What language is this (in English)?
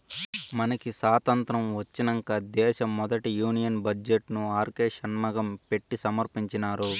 Telugu